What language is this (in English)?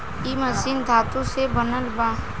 Bhojpuri